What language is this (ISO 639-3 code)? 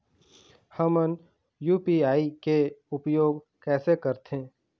hne